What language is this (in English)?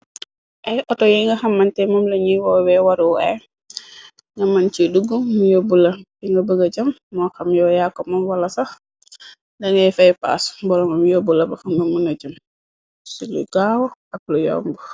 Wolof